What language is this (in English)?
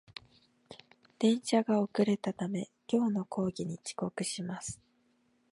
Japanese